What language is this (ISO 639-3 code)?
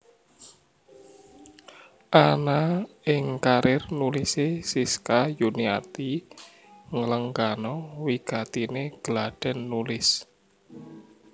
jav